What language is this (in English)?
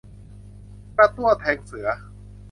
Thai